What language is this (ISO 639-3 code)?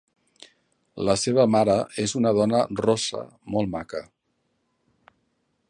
cat